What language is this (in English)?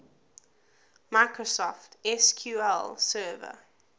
English